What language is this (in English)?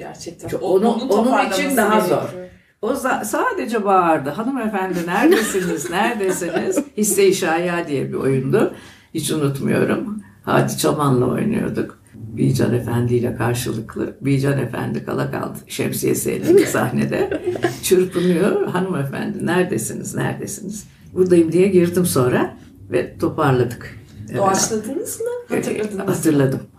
Turkish